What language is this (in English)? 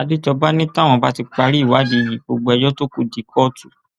Yoruba